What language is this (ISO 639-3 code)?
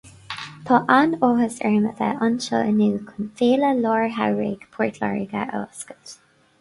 gle